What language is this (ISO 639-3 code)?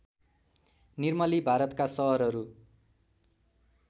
nep